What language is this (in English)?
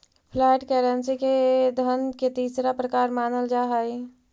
Magahi